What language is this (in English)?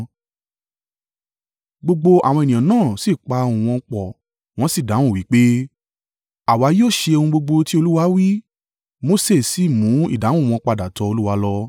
Yoruba